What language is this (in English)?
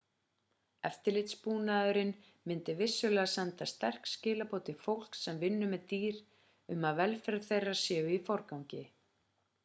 Icelandic